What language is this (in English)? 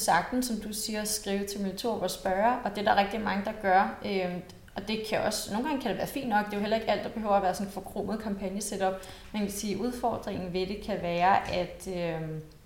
Danish